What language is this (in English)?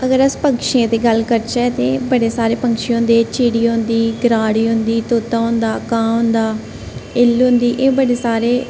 Dogri